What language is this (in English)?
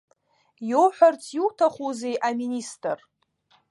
Abkhazian